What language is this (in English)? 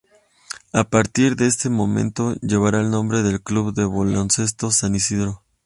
Spanish